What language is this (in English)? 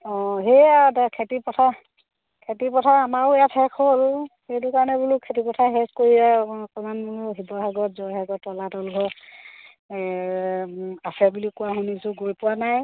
Assamese